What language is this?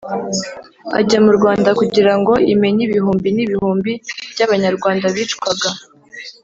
Kinyarwanda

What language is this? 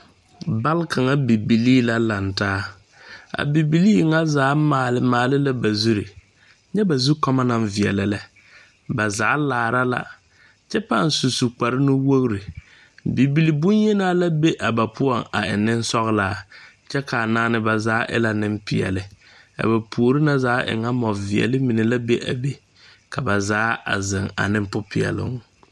Southern Dagaare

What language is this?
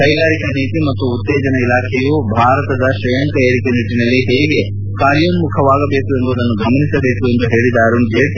Kannada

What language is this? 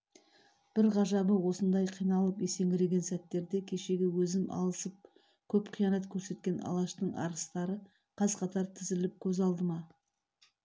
Kazakh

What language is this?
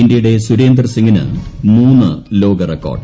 Malayalam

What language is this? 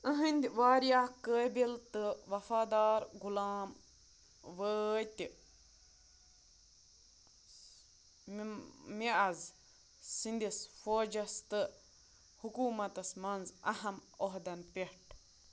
Kashmiri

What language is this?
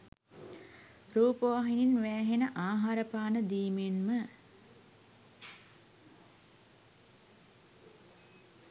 Sinhala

